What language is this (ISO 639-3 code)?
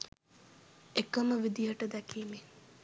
sin